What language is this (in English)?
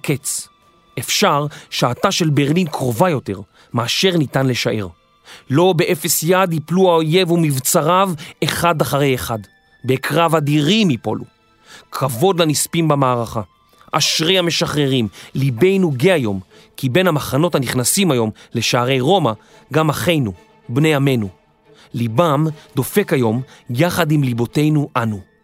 Hebrew